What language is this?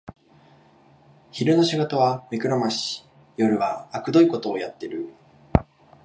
Japanese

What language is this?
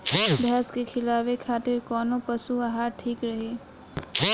Bhojpuri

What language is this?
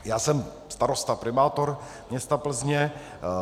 Czech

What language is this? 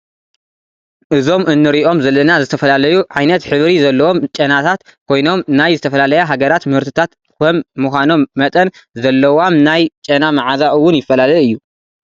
Tigrinya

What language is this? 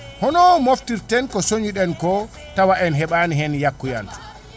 Fula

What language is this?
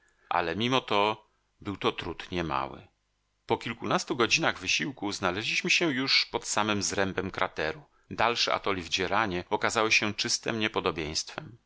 Polish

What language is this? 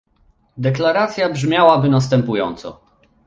Polish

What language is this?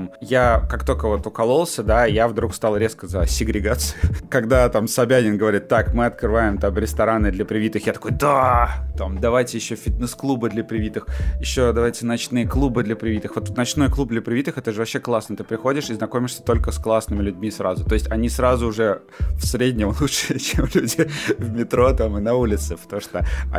Russian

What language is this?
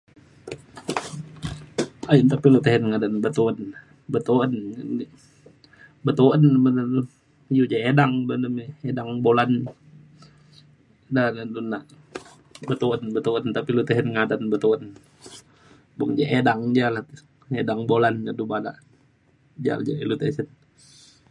Mainstream Kenyah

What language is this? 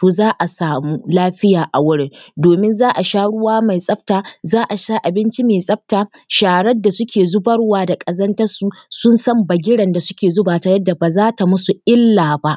Hausa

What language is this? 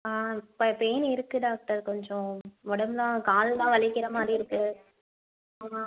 Tamil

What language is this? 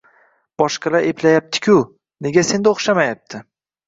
Uzbek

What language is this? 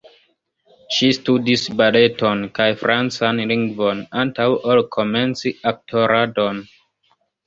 Esperanto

